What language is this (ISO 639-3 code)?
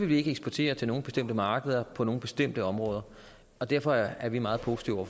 dan